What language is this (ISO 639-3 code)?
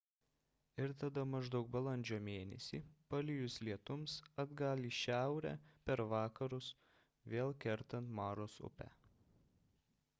lit